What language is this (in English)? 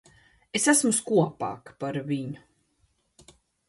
Latvian